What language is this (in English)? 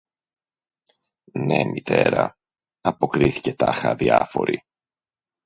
Greek